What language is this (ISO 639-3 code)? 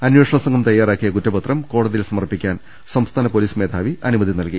mal